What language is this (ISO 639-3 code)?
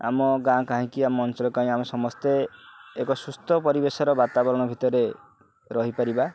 ori